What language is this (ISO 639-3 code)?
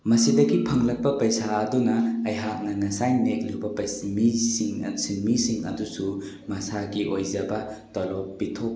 mni